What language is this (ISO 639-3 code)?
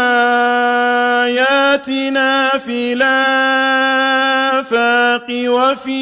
ara